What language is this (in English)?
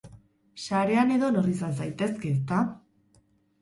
Basque